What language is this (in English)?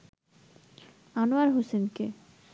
Bangla